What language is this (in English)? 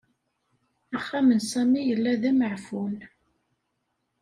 Kabyle